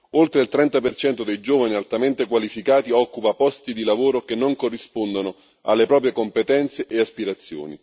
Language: Italian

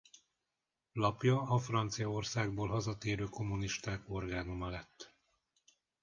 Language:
Hungarian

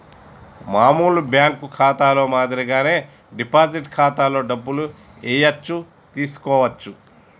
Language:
Telugu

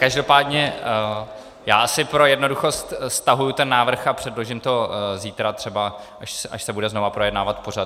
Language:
Czech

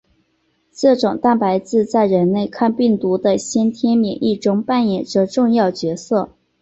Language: Chinese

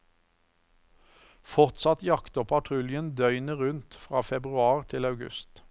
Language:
Norwegian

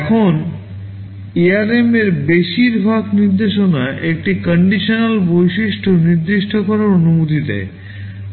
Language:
Bangla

